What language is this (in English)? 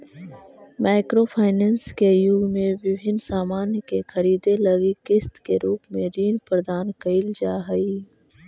Magahi